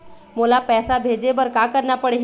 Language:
Chhattisgarhi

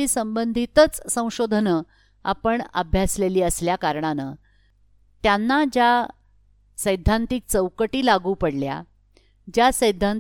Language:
Marathi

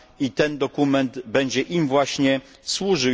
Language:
Polish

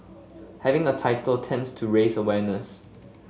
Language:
English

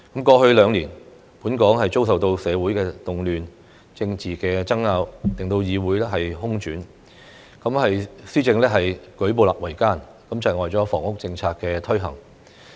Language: Cantonese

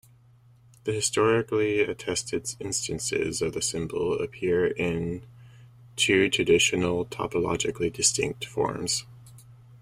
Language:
English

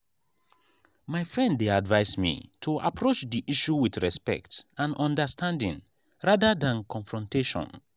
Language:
Nigerian Pidgin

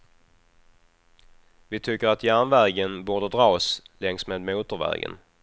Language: Swedish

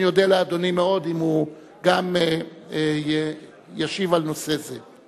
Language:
Hebrew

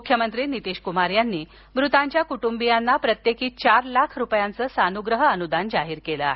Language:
Marathi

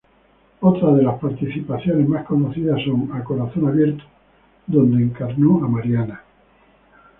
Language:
Spanish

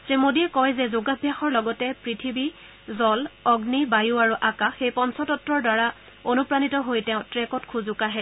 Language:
Assamese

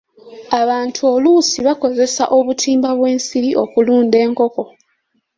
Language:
Ganda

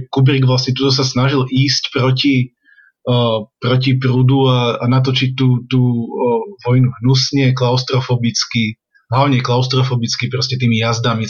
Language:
Slovak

